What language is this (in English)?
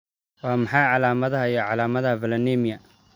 Somali